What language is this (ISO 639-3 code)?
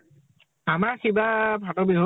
asm